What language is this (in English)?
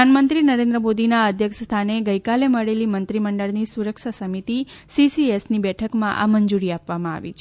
Gujarati